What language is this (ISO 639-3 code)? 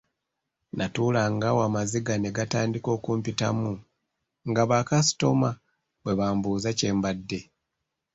lug